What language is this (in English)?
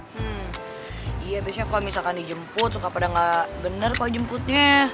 Indonesian